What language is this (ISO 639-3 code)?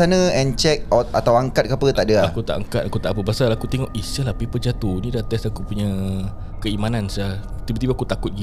msa